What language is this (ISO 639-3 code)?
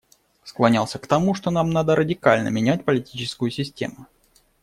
rus